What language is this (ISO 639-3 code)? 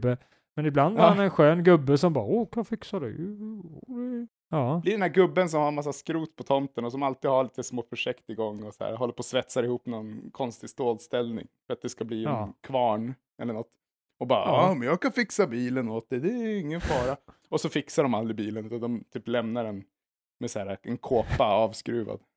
swe